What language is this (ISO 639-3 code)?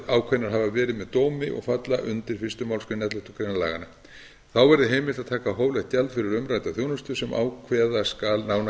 isl